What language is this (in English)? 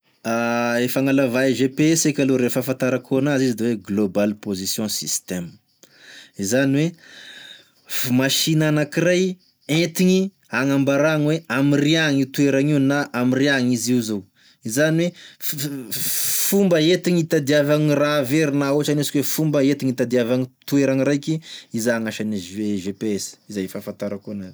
Tesaka Malagasy